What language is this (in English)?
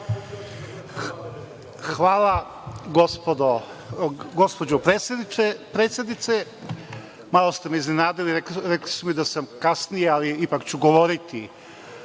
Serbian